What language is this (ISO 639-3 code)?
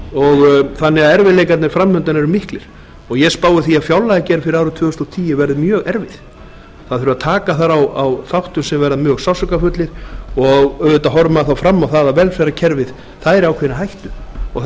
isl